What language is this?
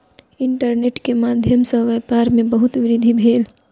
Maithili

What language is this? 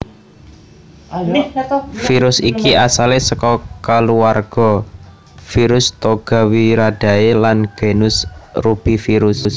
Javanese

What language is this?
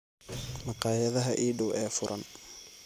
Somali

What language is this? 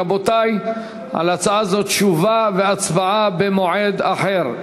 Hebrew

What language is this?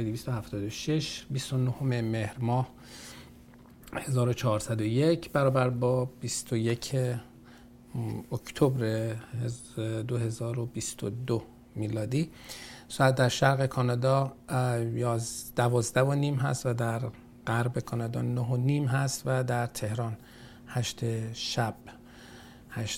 Persian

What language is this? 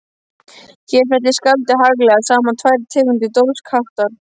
Icelandic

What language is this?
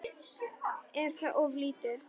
Icelandic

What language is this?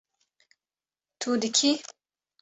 Kurdish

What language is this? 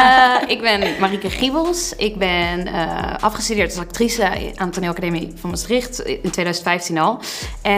Dutch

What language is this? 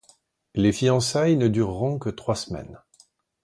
French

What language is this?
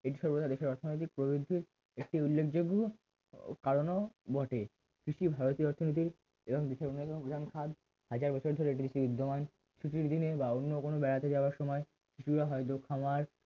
Bangla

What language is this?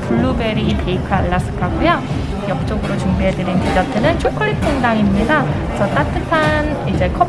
Korean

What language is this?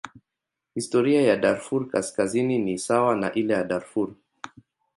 Swahili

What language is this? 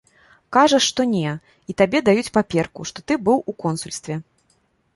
Belarusian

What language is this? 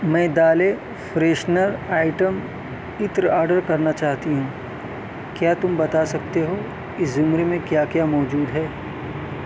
Urdu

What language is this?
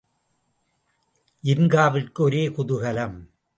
Tamil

